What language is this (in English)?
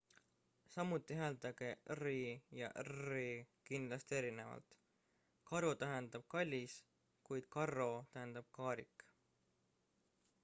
Estonian